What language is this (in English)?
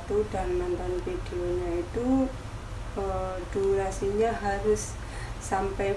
Indonesian